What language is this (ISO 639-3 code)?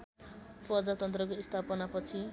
nep